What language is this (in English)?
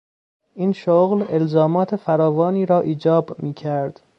Persian